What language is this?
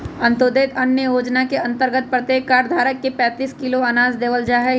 Magahi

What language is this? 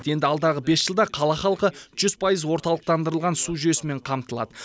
Kazakh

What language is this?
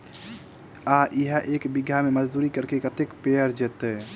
Maithili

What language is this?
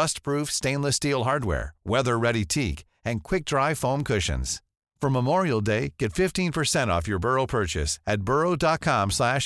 Swedish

